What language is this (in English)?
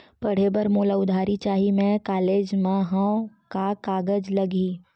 Chhattisgarhi